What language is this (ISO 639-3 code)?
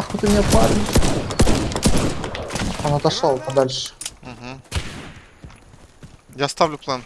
rus